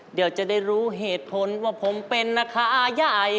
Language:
Thai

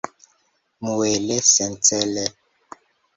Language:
Esperanto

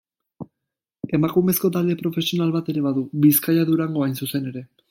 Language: Basque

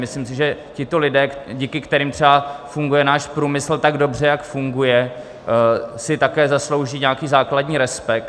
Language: Czech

